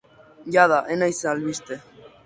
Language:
Basque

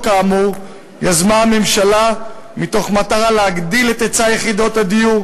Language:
Hebrew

